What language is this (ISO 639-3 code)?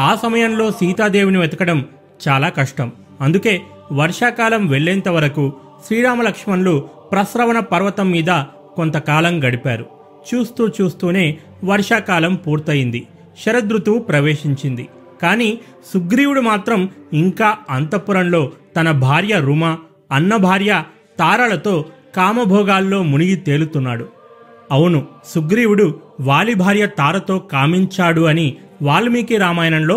tel